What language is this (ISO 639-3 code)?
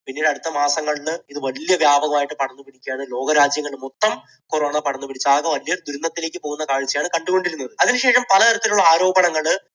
mal